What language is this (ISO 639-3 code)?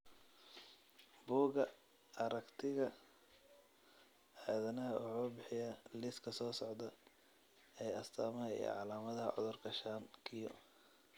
som